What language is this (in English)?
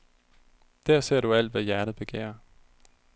Danish